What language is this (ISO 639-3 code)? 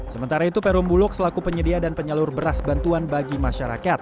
ind